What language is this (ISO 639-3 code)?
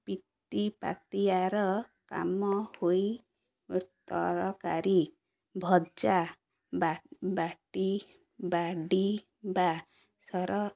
ori